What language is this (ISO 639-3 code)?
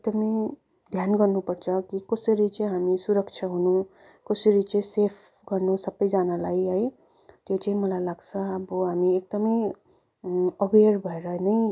nep